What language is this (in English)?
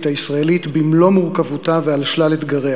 Hebrew